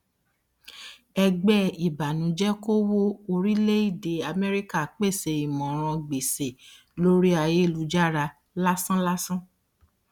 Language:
Yoruba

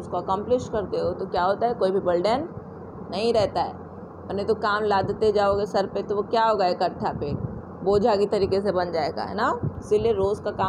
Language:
Hindi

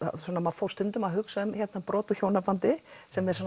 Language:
Icelandic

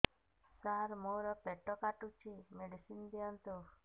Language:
Odia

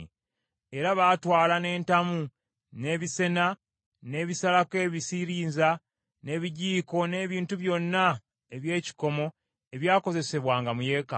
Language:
Ganda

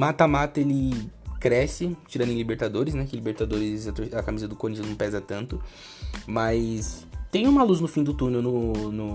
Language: Portuguese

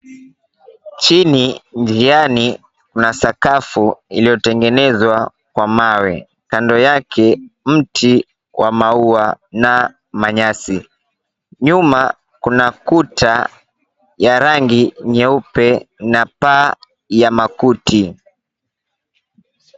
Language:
Swahili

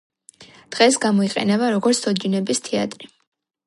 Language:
Georgian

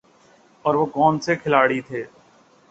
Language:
Urdu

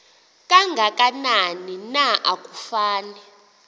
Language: Xhosa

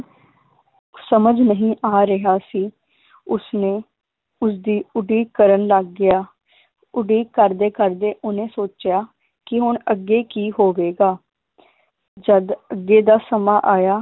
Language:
Punjabi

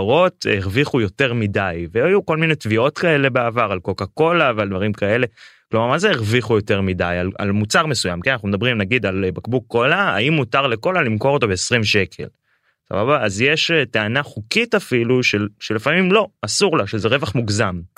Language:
Hebrew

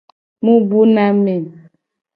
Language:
Gen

